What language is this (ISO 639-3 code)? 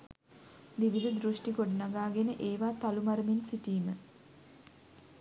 sin